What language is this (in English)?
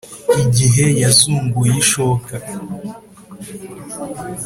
Kinyarwanda